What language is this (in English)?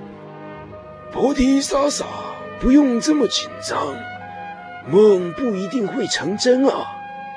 Chinese